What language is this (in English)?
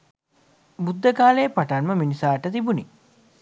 Sinhala